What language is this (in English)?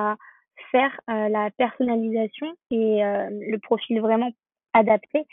French